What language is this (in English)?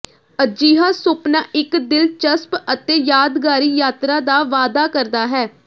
Punjabi